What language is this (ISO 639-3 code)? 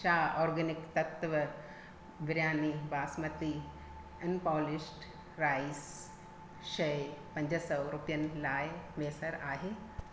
snd